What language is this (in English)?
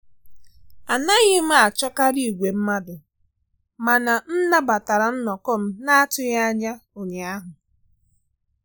Igbo